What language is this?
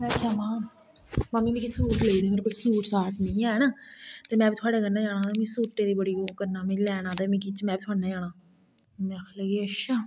Dogri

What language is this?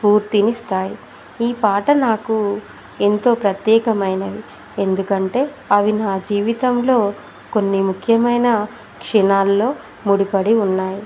Telugu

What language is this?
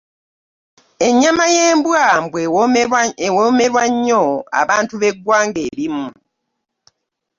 Ganda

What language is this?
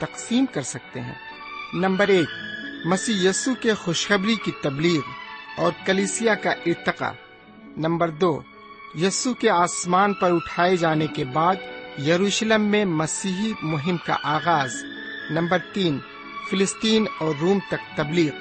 Urdu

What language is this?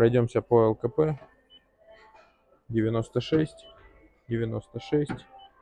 Russian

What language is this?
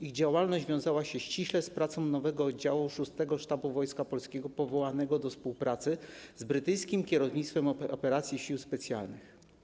Polish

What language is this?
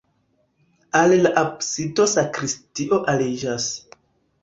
Esperanto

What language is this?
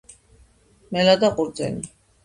Georgian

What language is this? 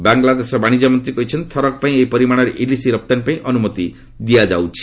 Odia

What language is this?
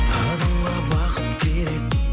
Kazakh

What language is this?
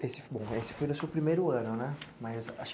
Portuguese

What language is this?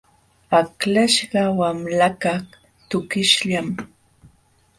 Jauja Wanca Quechua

